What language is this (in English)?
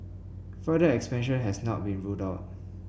English